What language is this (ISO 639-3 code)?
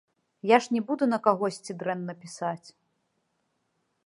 bel